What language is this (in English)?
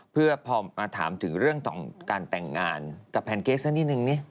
Thai